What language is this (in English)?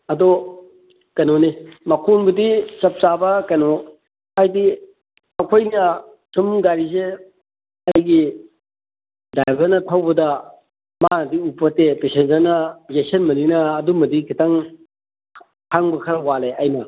Manipuri